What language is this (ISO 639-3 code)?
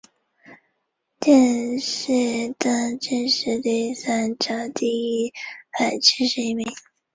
zho